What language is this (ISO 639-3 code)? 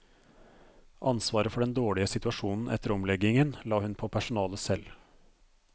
nor